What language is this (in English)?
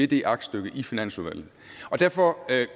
Danish